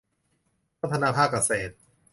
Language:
Thai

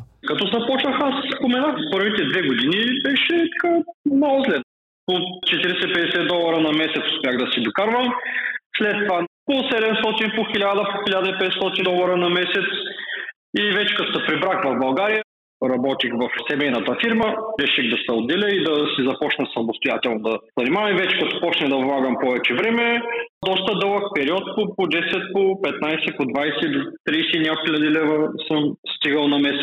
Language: Bulgarian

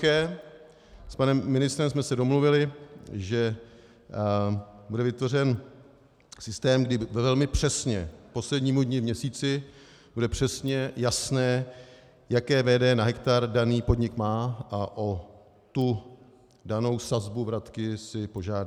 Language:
Czech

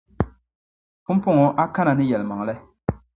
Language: Dagbani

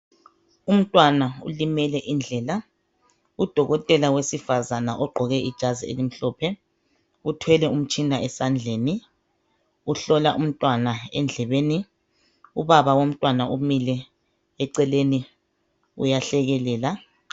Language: North Ndebele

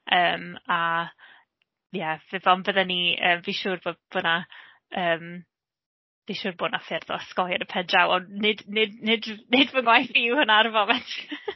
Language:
Welsh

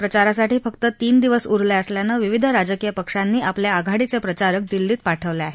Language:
Marathi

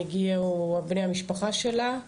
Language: Hebrew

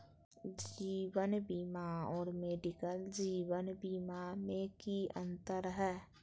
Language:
Magahi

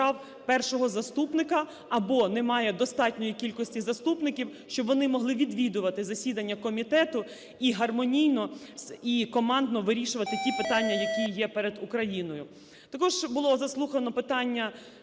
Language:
Ukrainian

